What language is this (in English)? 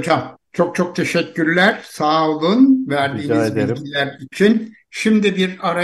Turkish